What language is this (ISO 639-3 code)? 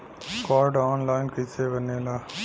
bho